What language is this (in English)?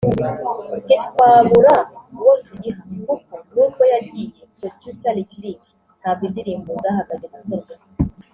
Kinyarwanda